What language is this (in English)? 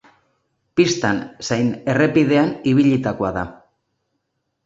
Basque